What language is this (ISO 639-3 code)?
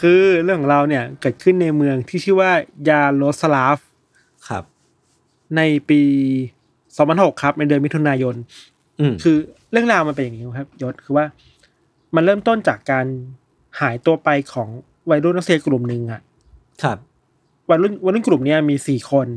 tha